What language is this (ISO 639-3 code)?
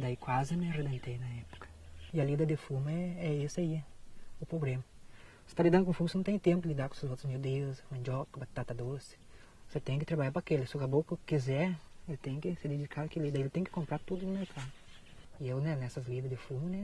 por